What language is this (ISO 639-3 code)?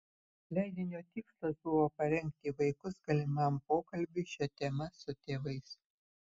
lit